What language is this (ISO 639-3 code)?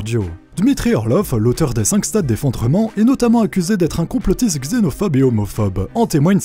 fra